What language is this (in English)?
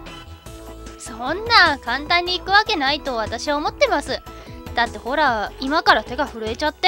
Japanese